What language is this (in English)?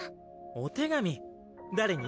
Japanese